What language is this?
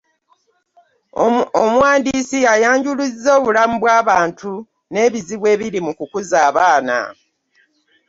Ganda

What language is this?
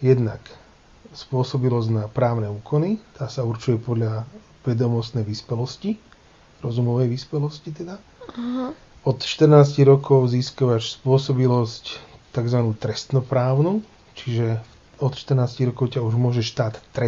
Slovak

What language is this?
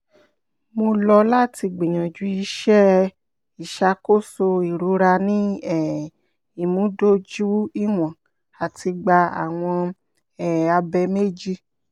Yoruba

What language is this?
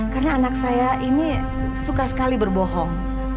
Indonesian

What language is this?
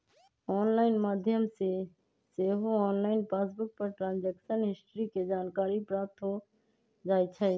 Magahi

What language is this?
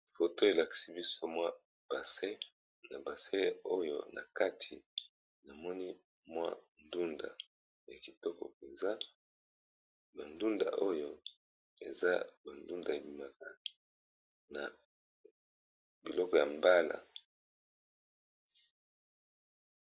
Lingala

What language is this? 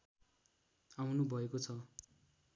Nepali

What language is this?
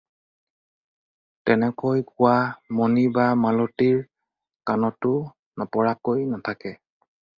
Assamese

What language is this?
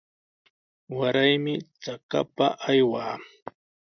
Sihuas Ancash Quechua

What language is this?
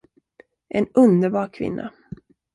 Swedish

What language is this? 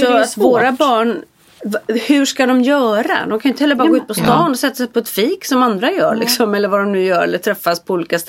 Swedish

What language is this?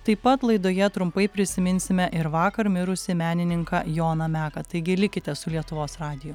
Lithuanian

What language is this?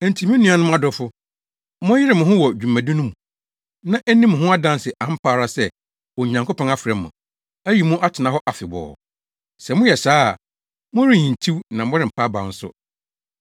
Akan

